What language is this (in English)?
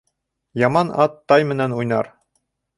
Bashkir